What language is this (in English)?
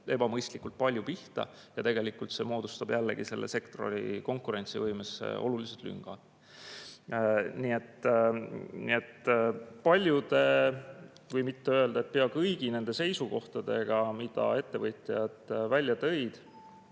Estonian